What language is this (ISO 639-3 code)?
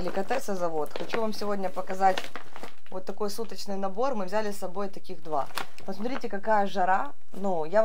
rus